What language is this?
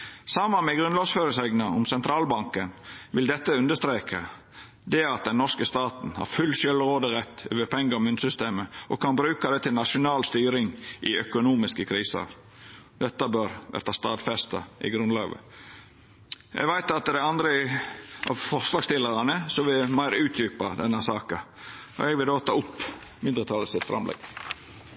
Norwegian Nynorsk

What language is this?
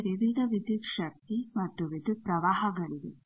Kannada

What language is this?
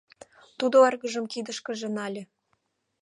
Mari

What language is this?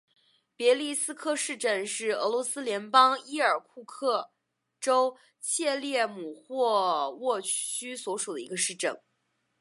Chinese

